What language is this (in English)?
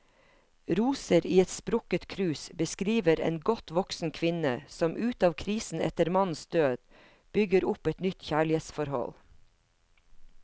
Norwegian